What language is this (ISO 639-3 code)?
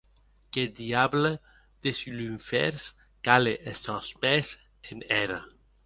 oci